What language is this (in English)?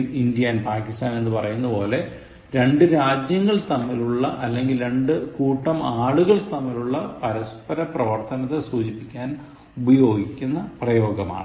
Malayalam